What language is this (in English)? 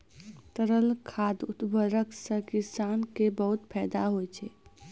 Maithili